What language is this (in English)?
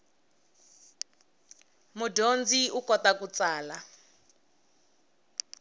Tsonga